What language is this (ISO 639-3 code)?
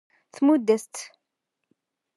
kab